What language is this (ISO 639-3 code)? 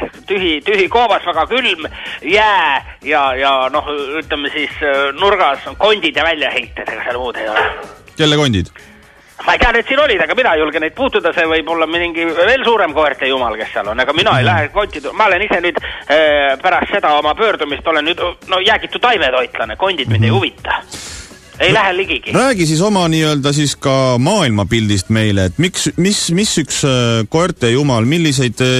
fin